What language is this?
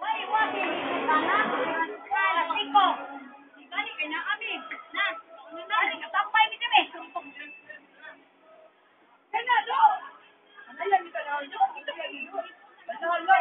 Filipino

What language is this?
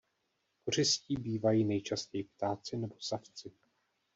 Czech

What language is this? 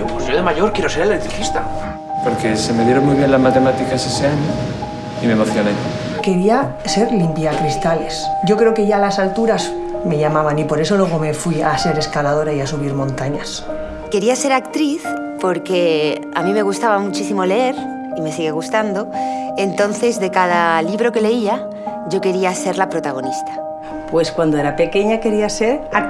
Spanish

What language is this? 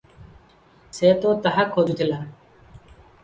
Odia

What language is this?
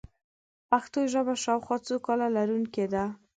Pashto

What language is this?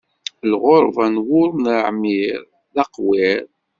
Kabyle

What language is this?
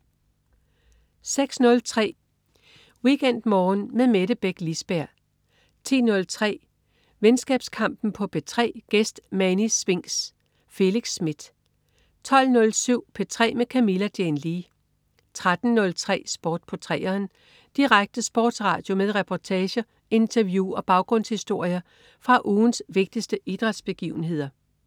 Danish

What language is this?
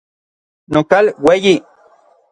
Orizaba Nahuatl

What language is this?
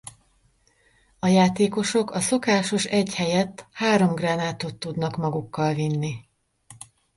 Hungarian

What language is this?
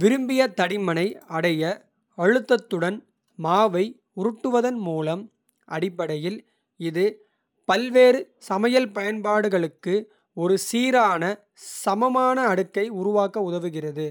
Kota (India)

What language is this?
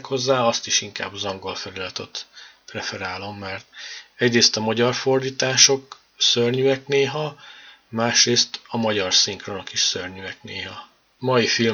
Hungarian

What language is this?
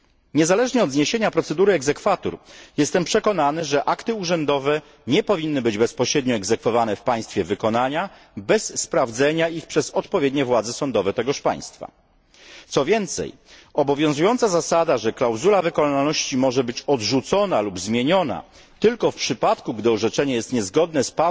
Polish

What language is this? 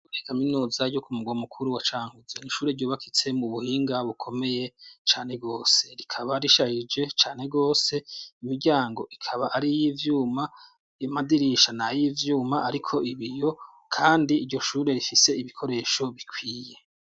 Rundi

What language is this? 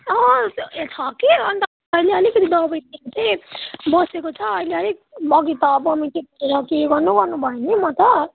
Nepali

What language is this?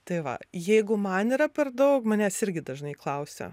Lithuanian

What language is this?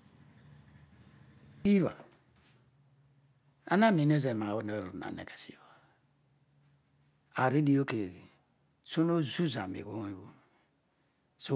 Odual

